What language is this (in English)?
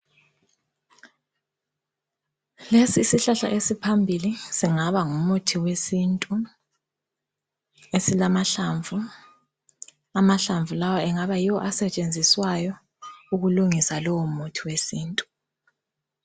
North Ndebele